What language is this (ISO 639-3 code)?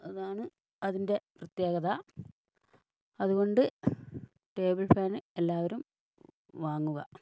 mal